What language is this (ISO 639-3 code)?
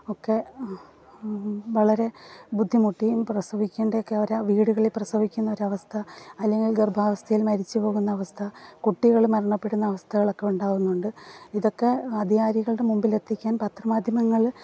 mal